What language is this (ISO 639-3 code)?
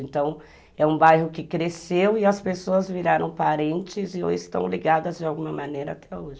por